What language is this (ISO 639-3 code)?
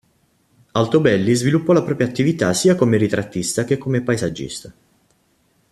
ita